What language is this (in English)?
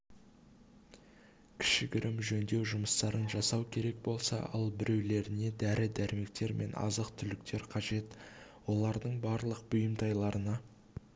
Kazakh